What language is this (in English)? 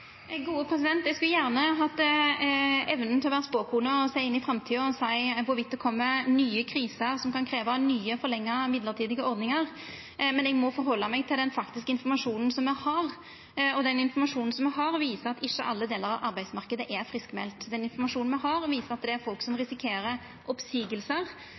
Norwegian Nynorsk